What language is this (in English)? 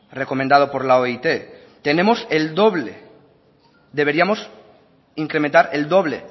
Spanish